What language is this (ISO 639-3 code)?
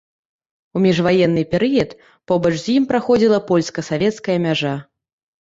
bel